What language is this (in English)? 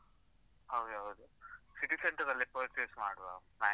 Kannada